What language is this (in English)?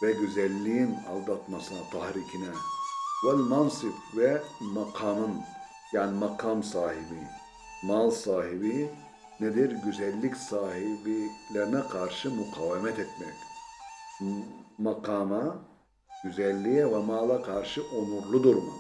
Turkish